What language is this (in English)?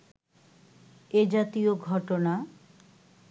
Bangla